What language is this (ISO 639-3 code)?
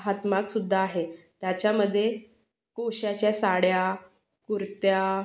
mar